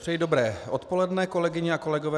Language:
Czech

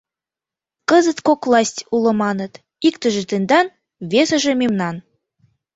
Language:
Mari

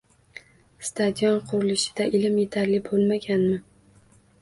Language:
Uzbek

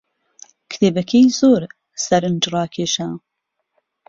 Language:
Central Kurdish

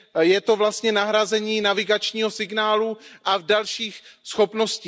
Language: Czech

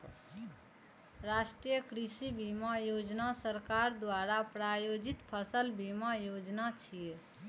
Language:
Maithili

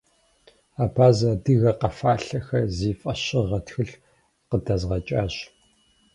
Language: Kabardian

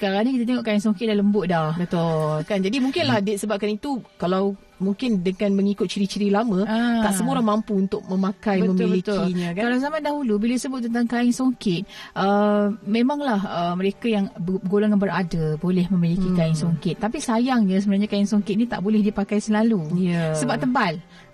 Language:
Malay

